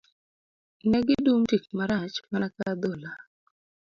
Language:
Luo (Kenya and Tanzania)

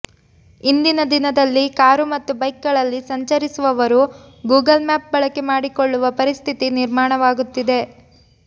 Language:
Kannada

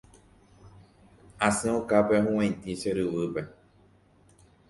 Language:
Guarani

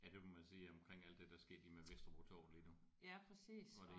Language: Danish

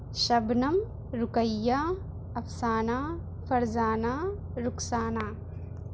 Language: Urdu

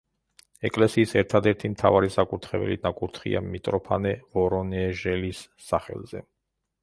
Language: Georgian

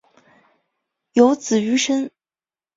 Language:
Chinese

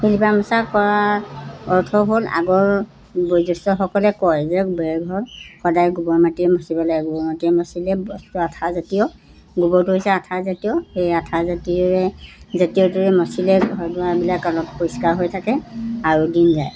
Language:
Assamese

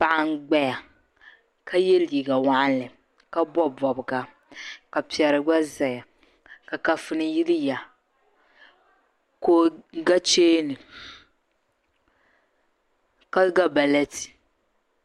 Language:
Dagbani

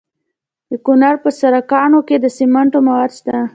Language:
Pashto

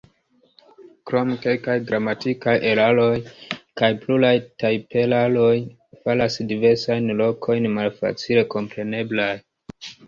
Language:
Esperanto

